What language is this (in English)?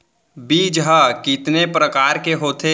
Chhattisgarhi